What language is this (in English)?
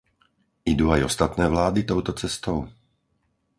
Slovak